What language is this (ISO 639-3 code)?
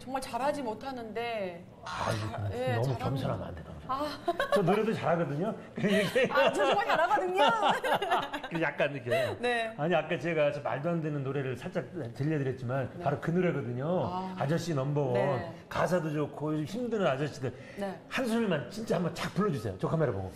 kor